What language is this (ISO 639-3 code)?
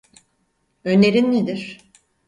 tur